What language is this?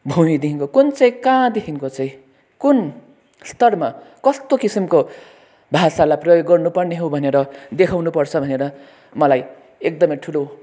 Nepali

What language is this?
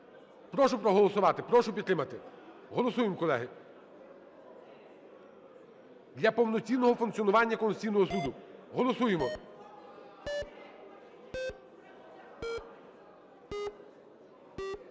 Ukrainian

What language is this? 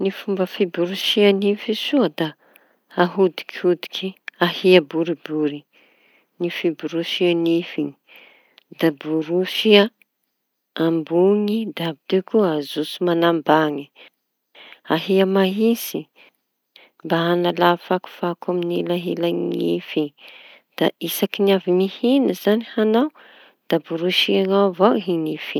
Tanosy Malagasy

